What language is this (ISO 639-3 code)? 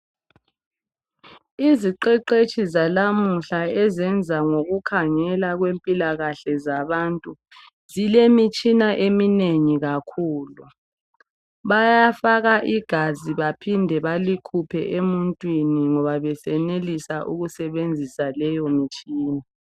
nde